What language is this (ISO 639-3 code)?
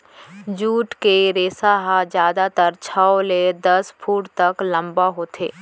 hne